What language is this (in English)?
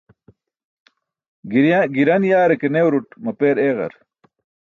Burushaski